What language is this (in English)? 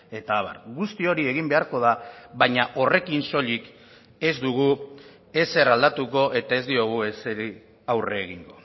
Basque